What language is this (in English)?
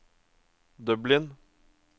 Norwegian